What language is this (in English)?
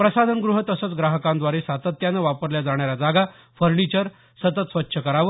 Marathi